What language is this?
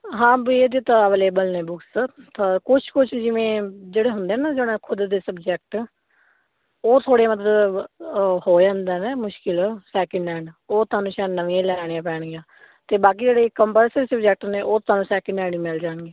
Punjabi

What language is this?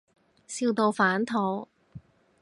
Cantonese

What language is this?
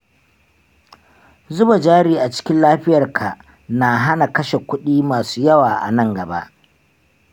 Hausa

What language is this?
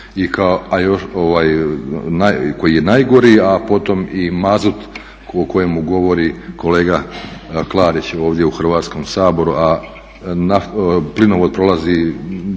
Croatian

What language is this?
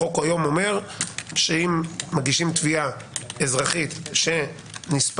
Hebrew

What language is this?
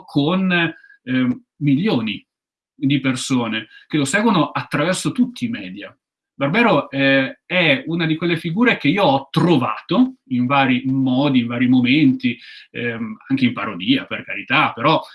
Italian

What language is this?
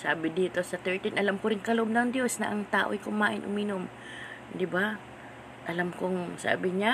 Filipino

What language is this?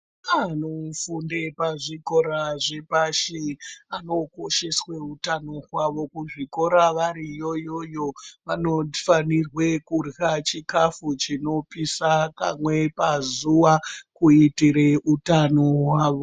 Ndau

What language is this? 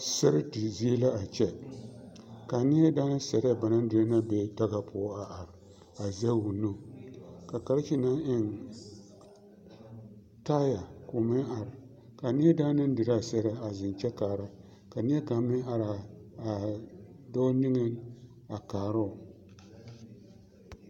Southern Dagaare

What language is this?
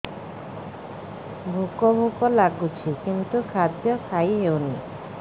Odia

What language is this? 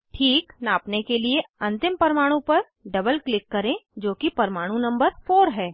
Hindi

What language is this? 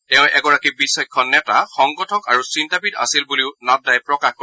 Assamese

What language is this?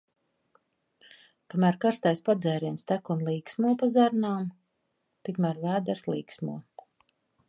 Latvian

